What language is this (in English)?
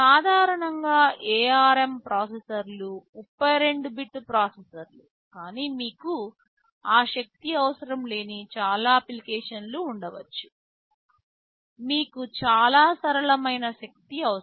Telugu